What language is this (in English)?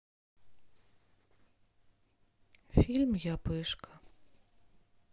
Russian